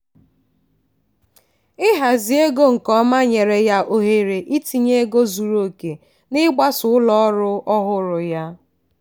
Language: Igbo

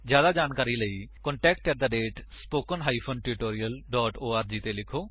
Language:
Punjabi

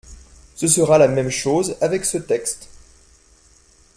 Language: French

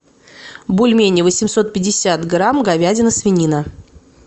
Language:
Russian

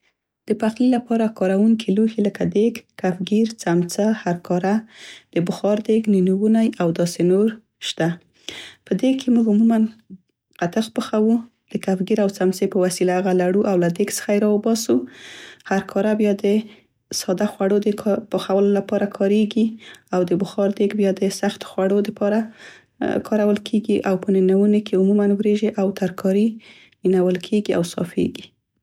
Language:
Central Pashto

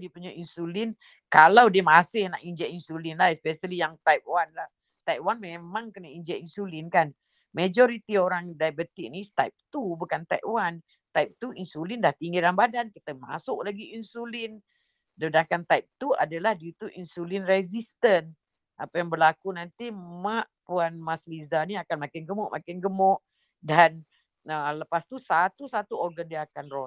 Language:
Malay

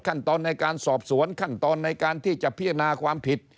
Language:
Thai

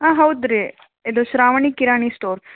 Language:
Kannada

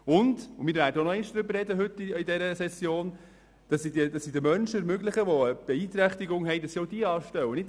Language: Swiss German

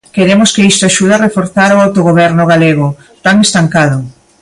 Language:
Galician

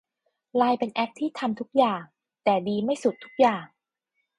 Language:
Thai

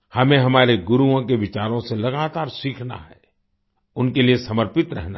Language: Hindi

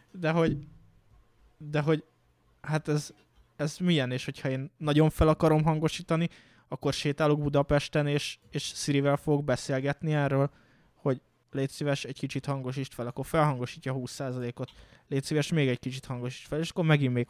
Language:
Hungarian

